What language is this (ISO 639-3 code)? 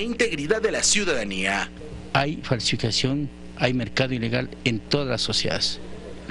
spa